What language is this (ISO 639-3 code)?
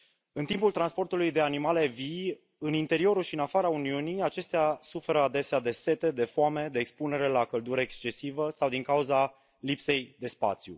ron